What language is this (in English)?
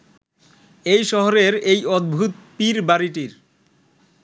Bangla